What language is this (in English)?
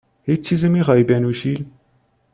Persian